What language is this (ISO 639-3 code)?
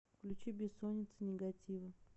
rus